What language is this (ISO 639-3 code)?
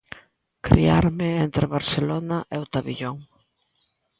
glg